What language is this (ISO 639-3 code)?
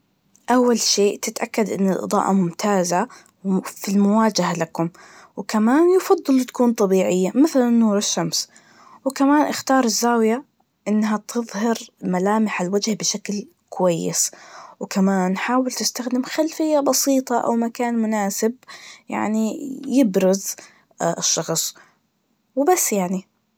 ars